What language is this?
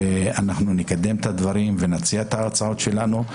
Hebrew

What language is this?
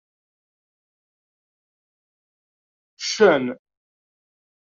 Kabyle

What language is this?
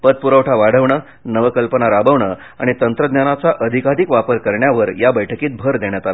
Marathi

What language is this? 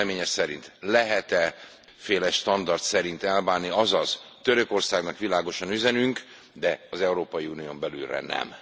Hungarian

